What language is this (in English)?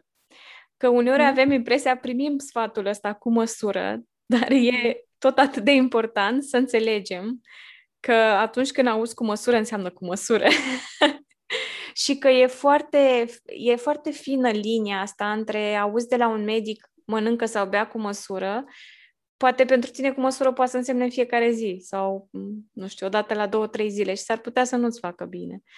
Romanian